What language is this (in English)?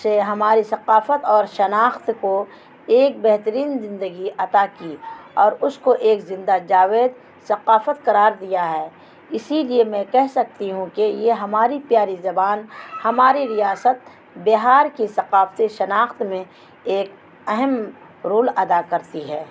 Urdu